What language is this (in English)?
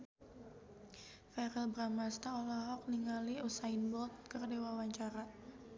Sundanese